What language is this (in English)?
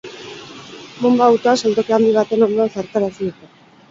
Basque